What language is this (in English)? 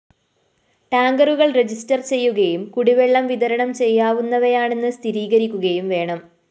Malayalam